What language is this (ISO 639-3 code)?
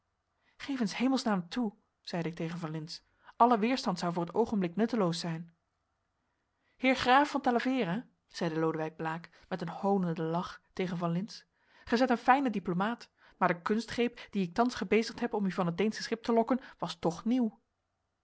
nld